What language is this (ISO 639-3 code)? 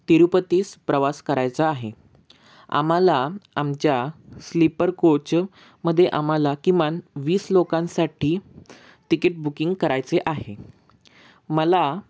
mar